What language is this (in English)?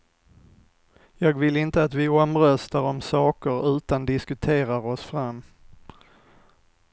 Swedish